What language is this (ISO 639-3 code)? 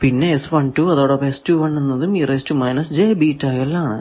mal